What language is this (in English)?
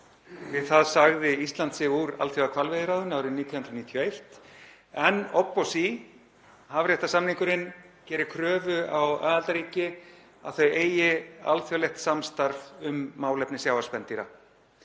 Icelandic